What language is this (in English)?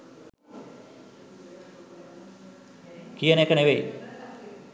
Sinhala